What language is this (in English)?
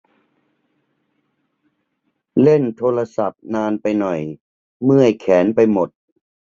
Thai